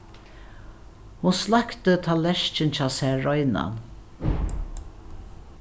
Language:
Faroese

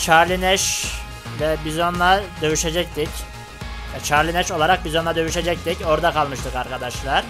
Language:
Turkish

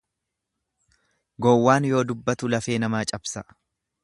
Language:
Oromo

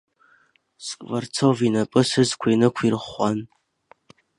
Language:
Abkhazian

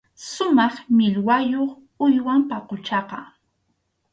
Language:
Arequipa-La Unión Quechua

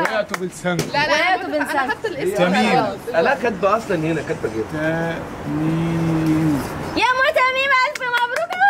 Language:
Arabic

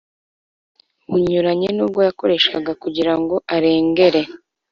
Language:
Kinyarwanda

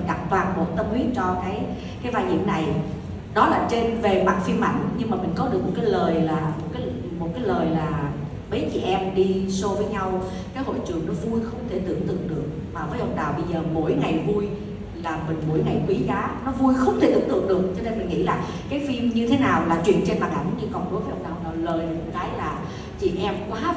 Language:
Vietnamese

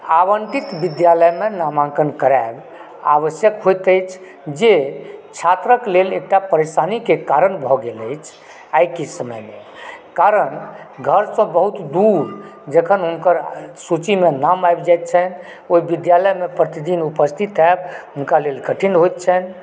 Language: Maithili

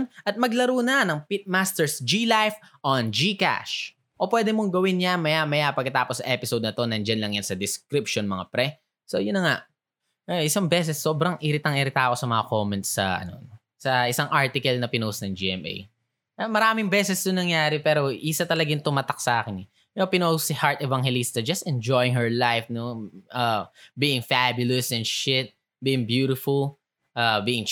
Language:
Filipino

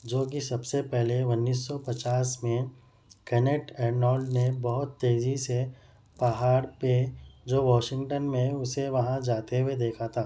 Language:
Urdu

